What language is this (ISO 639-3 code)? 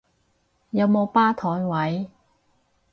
yue